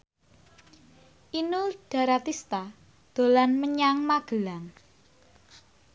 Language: Javanese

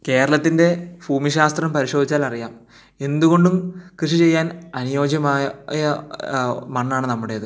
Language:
Malayalam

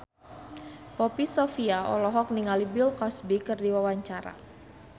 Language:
Sundanese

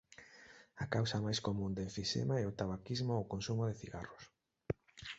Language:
Galician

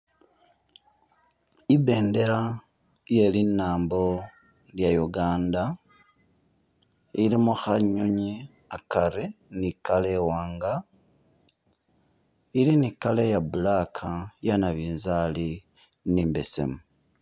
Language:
Masaaba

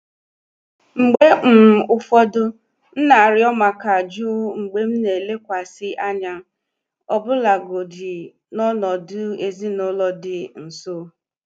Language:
Igbo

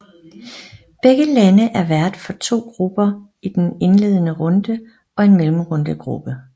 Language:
Danish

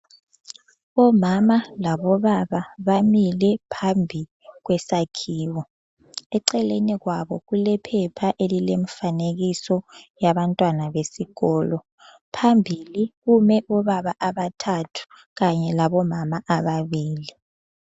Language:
North Ndebele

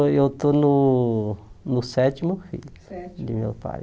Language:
Portuguese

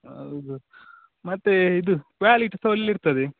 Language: Kannada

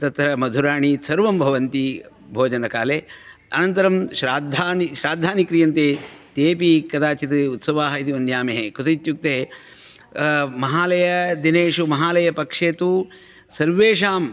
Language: Sanskrit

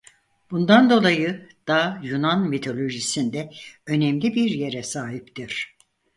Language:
Turkish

